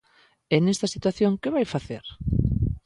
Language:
Galician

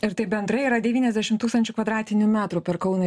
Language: Lithuanian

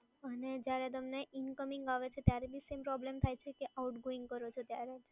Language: Gujarati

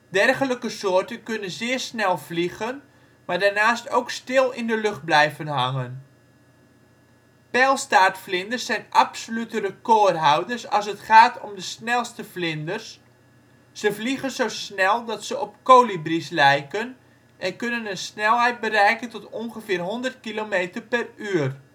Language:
Dutch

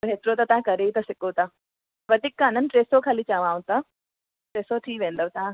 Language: Sindhi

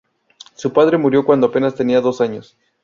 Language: Spanish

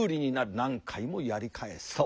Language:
Japanese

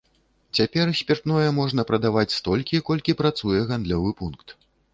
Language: Belarusian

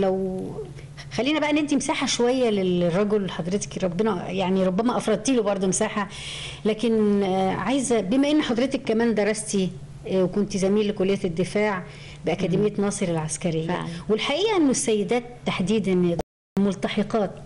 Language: Arabic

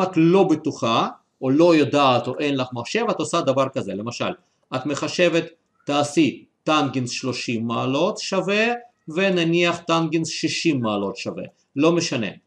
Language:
Hebrew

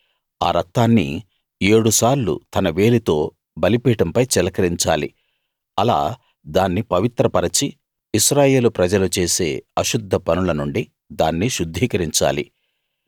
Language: Telugu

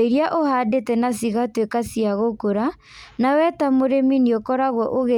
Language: Kikuyu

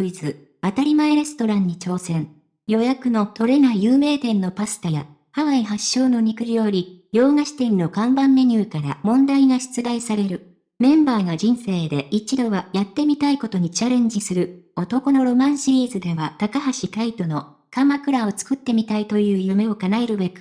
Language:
Japanese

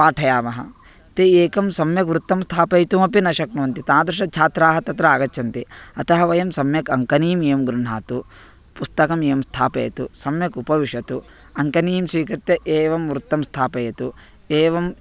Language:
Sanskrit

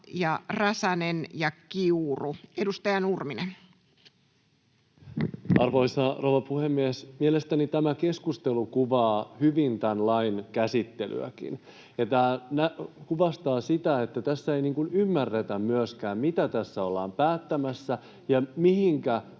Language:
Finnish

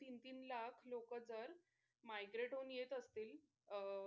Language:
Marathi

